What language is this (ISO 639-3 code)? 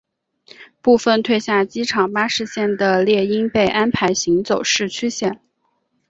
zho